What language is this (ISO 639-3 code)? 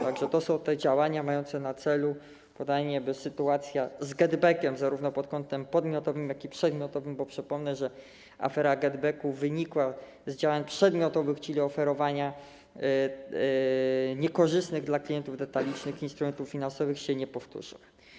pol